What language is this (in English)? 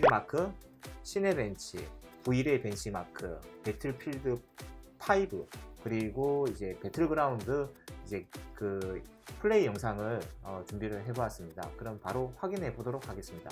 Korean